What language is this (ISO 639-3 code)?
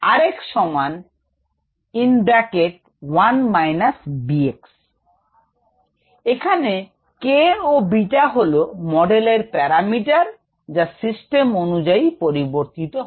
ben